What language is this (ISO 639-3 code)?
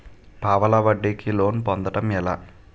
tel